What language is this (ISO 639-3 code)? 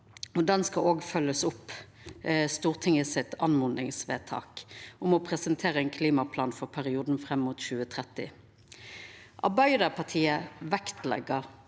nor